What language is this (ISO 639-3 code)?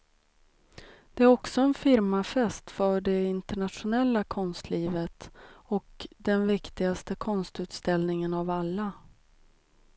swe